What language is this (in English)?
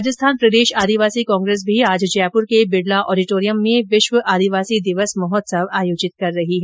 Hindi